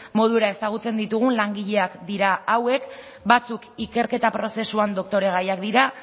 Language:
Basque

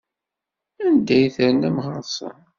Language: Kabyle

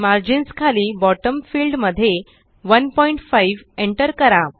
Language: Marathi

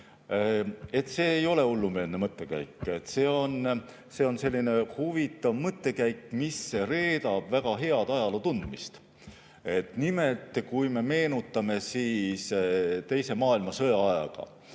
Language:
Estonian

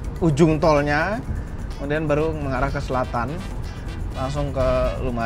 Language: Indonesian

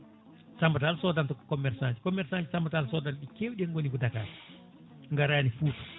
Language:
Fula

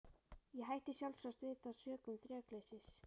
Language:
Icelandic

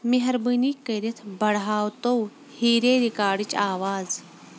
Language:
Kashmiri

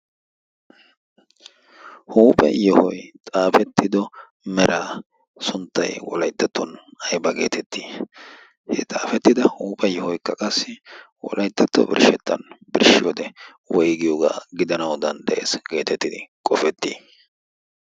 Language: Wolaytta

